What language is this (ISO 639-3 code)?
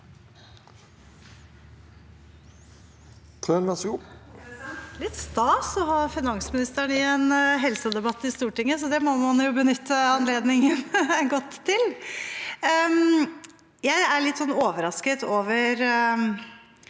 nor